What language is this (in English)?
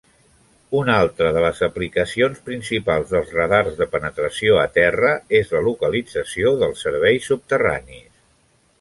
Catalan